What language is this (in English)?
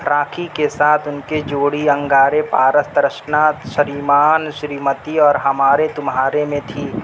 Urdu